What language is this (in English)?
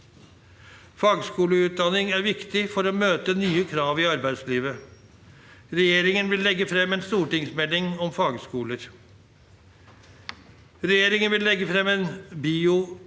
Norwegian